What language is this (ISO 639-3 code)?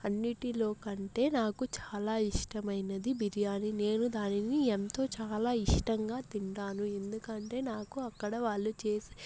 tel